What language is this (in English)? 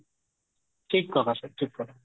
Odia